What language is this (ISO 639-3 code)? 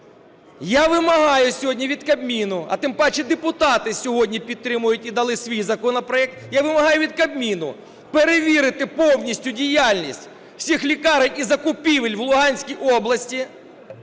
ukr